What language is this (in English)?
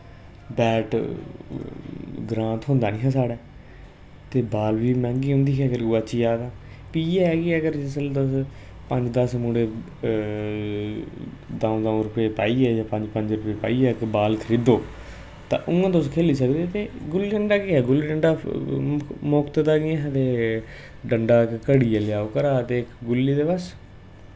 Dogri